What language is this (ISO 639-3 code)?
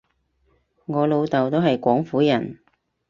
yue